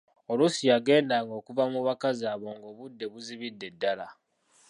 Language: Ganda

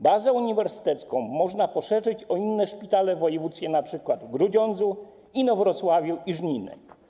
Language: Polish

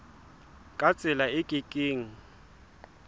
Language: Southern Sotho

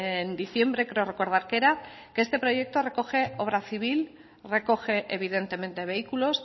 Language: Spanish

